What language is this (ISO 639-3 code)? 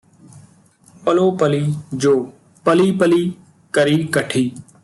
pan